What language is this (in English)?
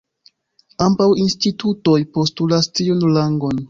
Esperanto